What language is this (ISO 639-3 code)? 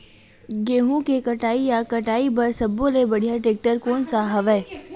hne